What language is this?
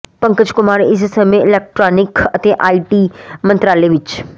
Punjabi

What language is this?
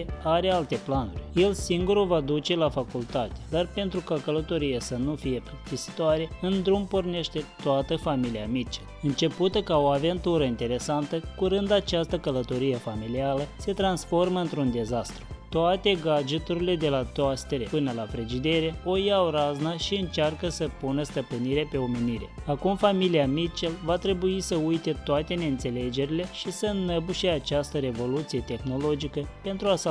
Romanian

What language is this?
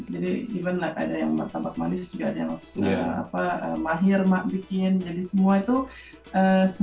Indonesian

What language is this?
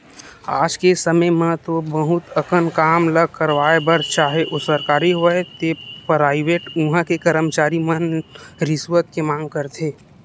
Chhattisgarhi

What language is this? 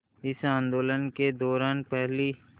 Hindi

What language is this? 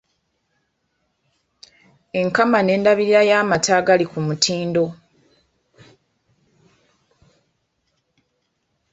Ganda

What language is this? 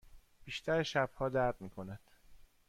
Persian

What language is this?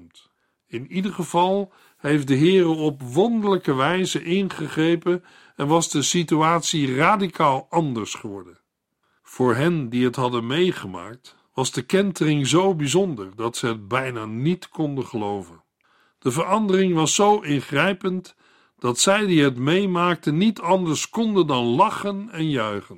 Dutch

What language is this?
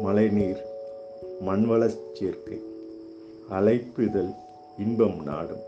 Tamil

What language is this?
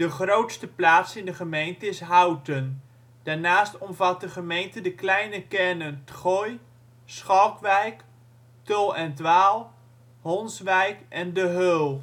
Dutch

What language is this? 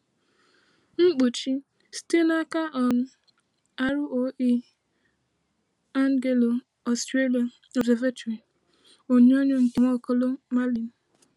Igbo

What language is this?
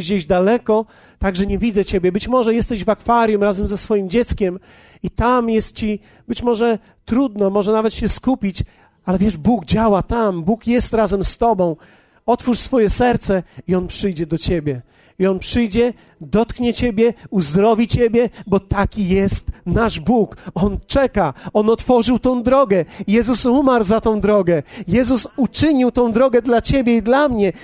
Polish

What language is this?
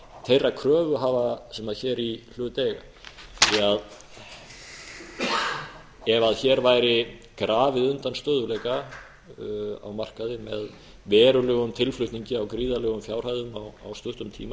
Icelandic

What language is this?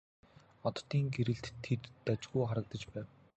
Mongolian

